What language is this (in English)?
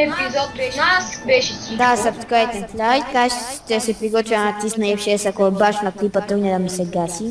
Bulgarian